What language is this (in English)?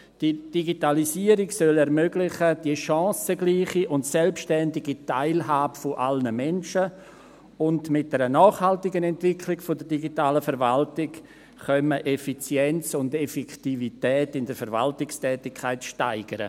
Swiss German